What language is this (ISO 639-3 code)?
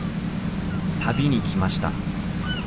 jpn